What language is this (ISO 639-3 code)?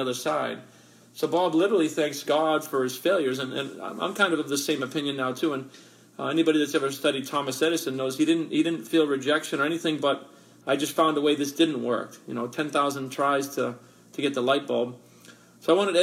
eng